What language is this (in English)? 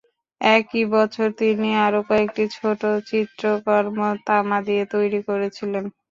Bangla